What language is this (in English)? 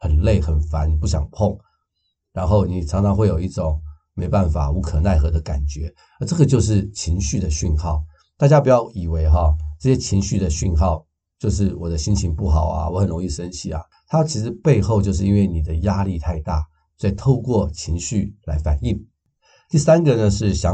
Chinese